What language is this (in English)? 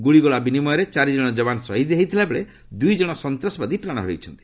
Odia